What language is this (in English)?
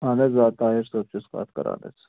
Kashmiri